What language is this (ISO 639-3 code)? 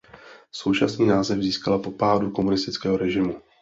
ces